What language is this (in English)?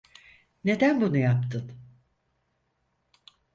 Turkish